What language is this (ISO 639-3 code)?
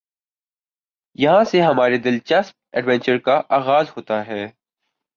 urd